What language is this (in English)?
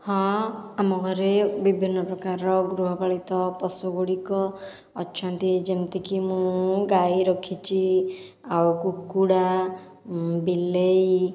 Odia